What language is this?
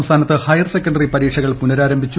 Malayalam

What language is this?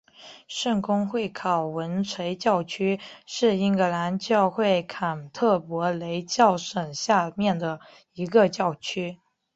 Chinese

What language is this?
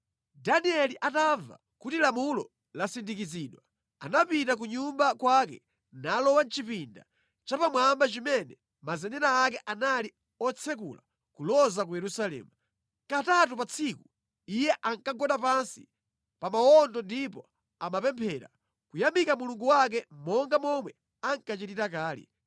Nyanja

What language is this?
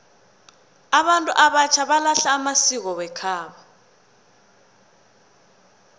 South Ndebele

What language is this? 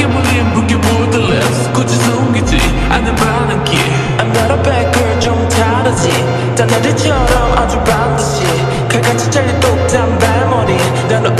Polish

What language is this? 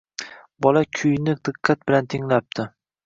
Uzbek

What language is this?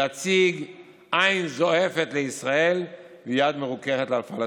Hebrew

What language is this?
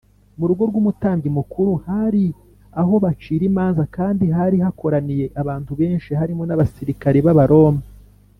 Kinyarwanda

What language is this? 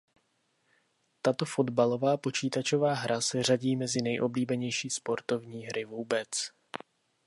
Czech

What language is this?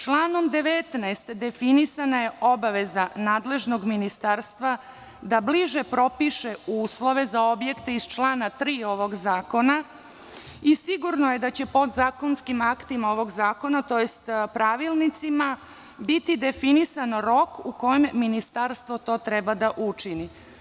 Serbian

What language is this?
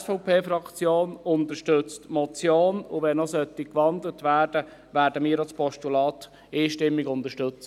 Swiss German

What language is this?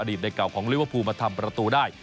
Thai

